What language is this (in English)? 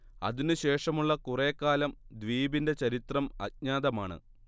Malayalam